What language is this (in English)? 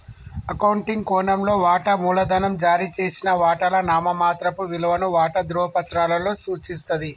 Telugu